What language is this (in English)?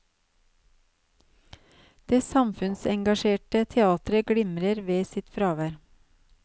Norwegian